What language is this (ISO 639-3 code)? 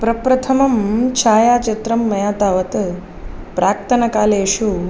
san